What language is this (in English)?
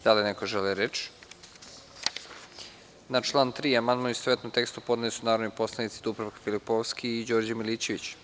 Serbian